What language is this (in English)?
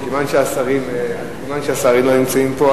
Hebrew